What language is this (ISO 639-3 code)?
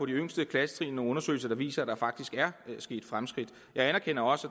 dan